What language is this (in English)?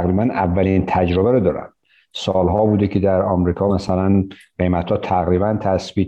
Persian